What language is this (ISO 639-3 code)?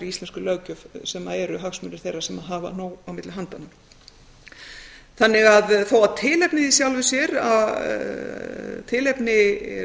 isl